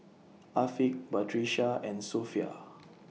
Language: English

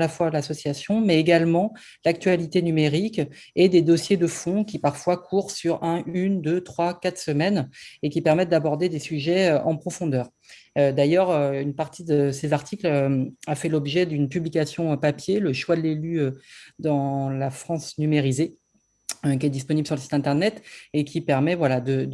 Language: French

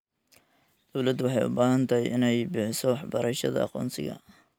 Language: Somali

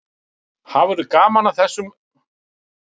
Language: Icelandic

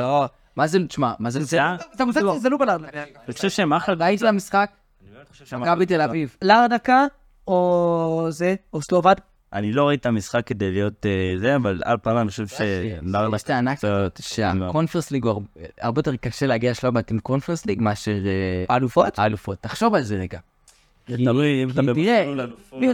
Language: Hebrew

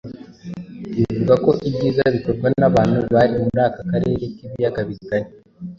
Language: Kinyarwanda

